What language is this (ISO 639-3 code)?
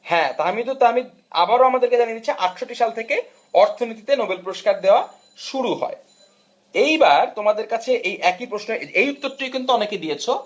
ben